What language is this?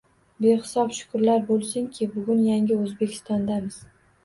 Uzbek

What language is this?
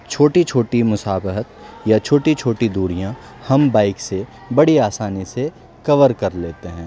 Urdu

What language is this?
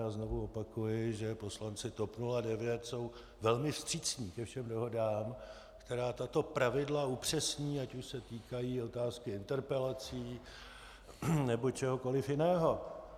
Czech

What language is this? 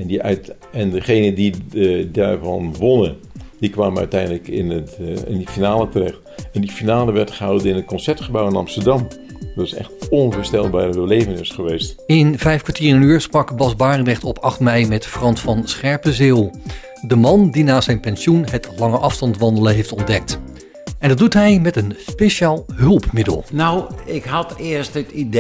Dutch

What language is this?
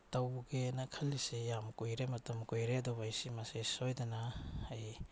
Manipuri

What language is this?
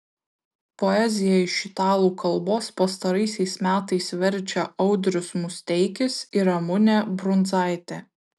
Lithuanian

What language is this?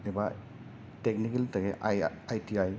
Bodo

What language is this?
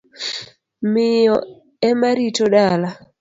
Luo (Kenya and Tanzania)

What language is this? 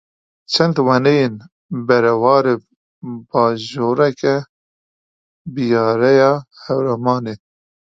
Kurdish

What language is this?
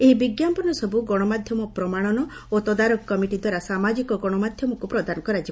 Odia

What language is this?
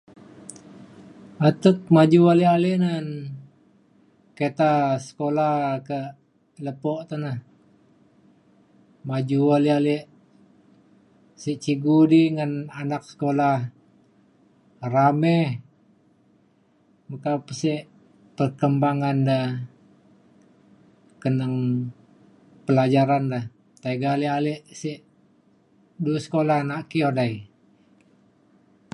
Mainstream Kenyah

